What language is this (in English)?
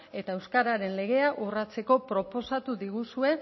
Basque